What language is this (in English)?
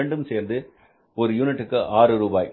Tamil